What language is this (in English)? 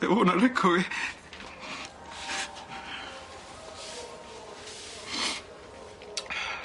Welsh